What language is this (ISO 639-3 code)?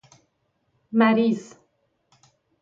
fas